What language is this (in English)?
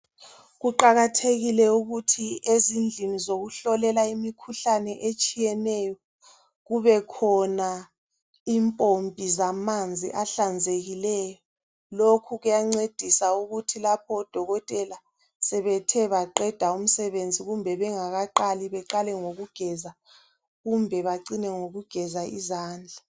North Ndebele